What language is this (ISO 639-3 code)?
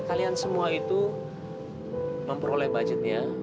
ind